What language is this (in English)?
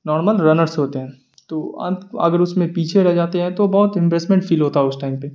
Urdu